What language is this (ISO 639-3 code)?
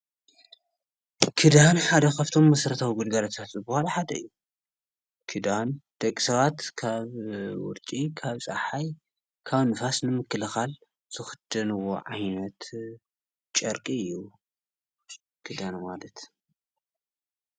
tir